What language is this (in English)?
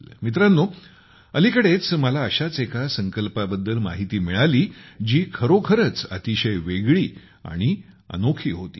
Marathi